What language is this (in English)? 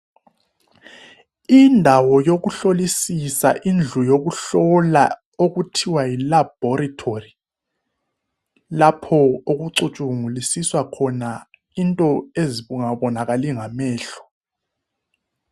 North Ndebele